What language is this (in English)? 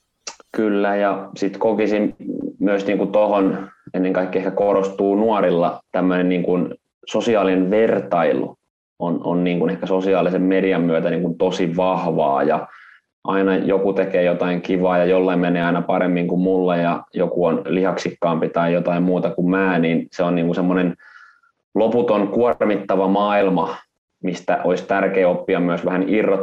Finnish